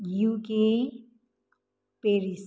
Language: Nepali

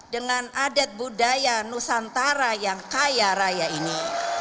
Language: Indonesian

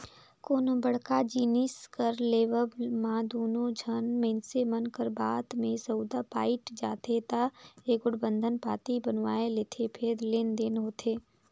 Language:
Chhattisgarhi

